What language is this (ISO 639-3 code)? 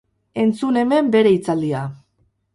eus